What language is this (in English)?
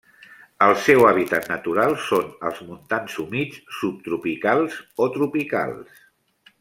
Catalan